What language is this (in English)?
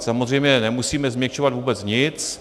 Czech